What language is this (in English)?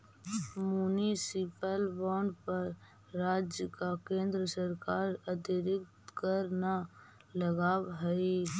Magahi